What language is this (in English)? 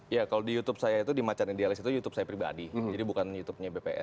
Indonesian